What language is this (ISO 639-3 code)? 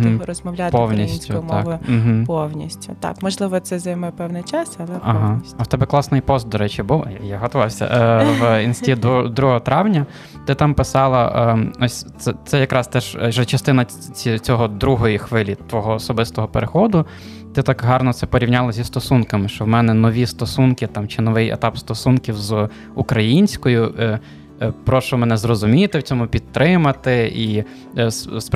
ukr